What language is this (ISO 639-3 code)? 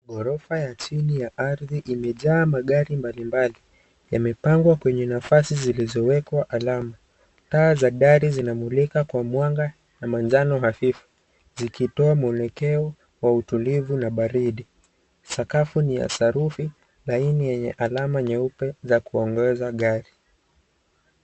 swa